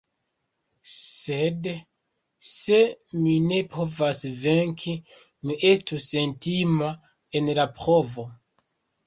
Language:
Esperanto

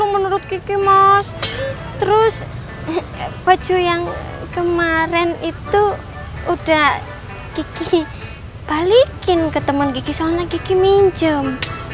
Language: Indonesian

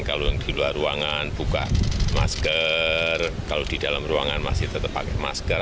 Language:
Indonesian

